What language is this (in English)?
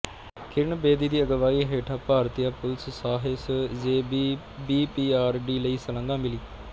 Punjabi